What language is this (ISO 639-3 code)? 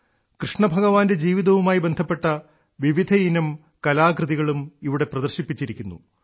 mal